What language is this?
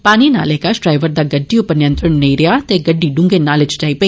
Dogri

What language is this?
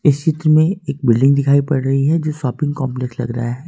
Hindi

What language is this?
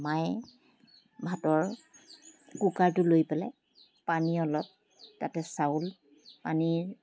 Assamese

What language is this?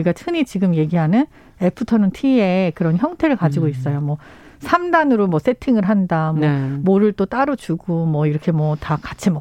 Korean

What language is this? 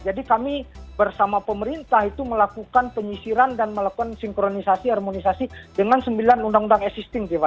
Indonesian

